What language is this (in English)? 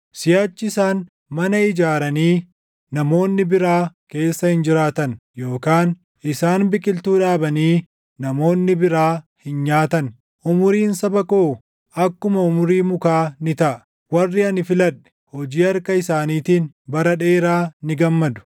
Oromo